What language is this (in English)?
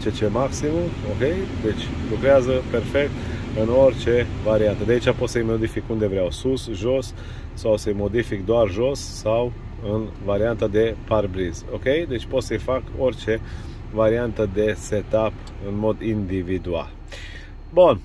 Romanian